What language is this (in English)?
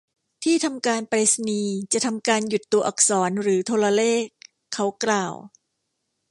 Thai